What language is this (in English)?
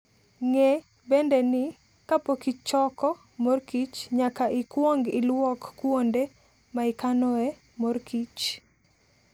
Luo (Kenya and Tanzania)